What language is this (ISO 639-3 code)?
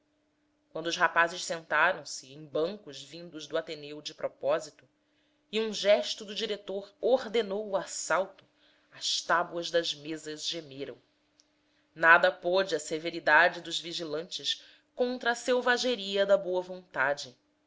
por